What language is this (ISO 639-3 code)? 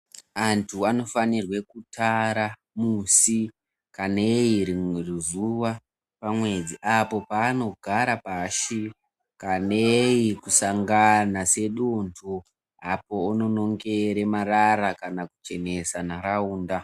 ndc